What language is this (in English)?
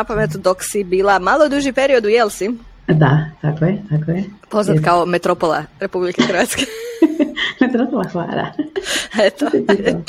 Croatian